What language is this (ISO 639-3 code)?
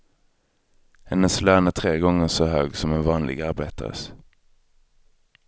swe